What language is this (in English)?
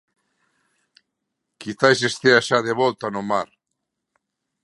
Galician